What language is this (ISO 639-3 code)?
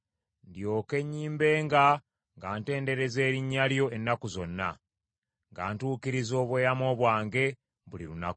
lug